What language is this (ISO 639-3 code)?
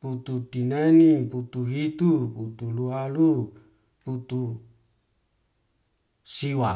weo